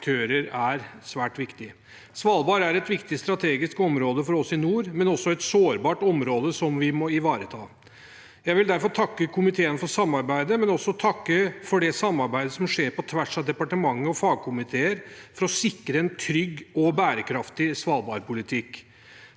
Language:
Norwegian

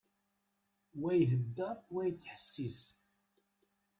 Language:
Kabyle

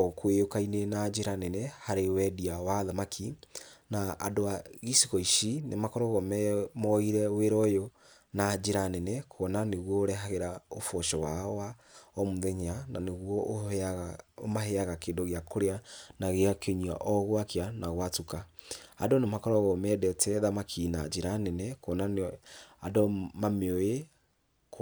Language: Kikuyu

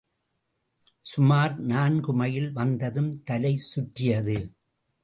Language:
Tamil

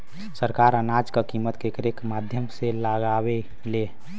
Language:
Bhojpuri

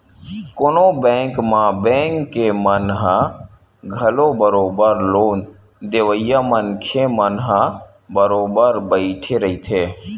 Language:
Chhattisgarhi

